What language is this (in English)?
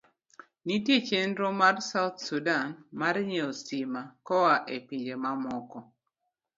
Luo (Kenya and Tanzania)